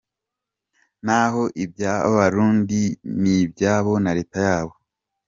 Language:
Kinyarwanda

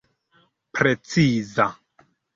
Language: Esperanto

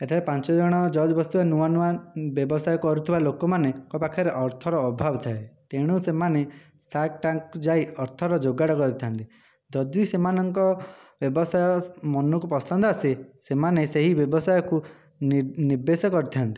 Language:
Odia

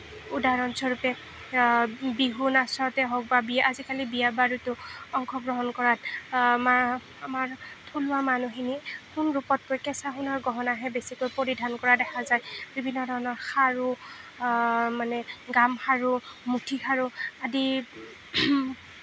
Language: Assamese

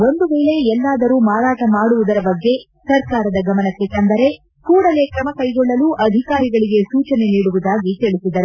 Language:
Kannada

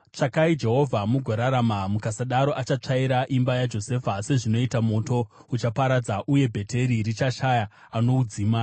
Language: Shona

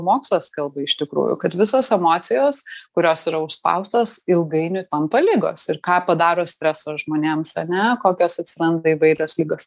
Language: Lithuanian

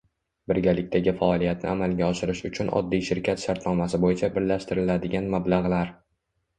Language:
Uzbek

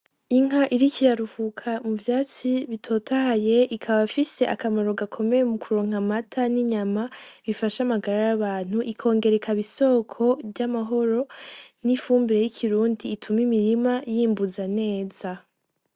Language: Rundi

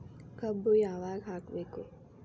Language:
Kannada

